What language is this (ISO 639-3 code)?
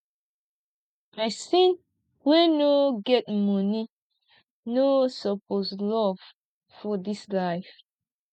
pcm